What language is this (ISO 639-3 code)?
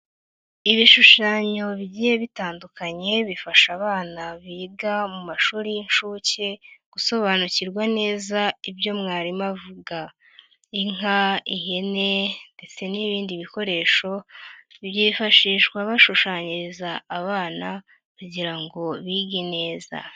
kin